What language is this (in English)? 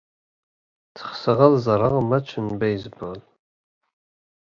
Kabyle